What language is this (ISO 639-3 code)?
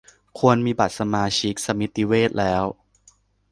tha